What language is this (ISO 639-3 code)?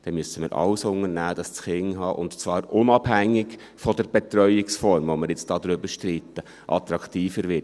gsw